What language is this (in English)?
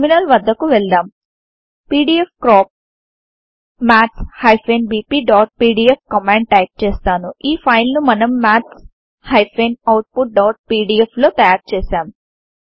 Telugu